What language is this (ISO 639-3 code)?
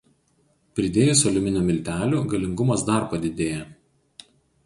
lit